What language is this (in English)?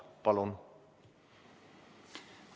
Estonian